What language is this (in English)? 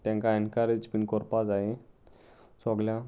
Konkani